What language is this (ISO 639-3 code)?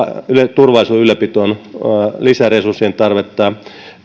fin